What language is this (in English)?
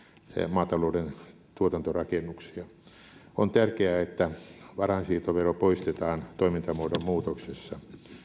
Finnish